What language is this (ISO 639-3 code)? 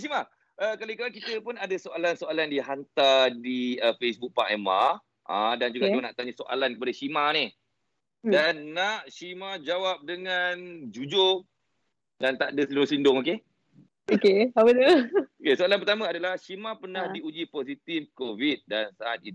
msa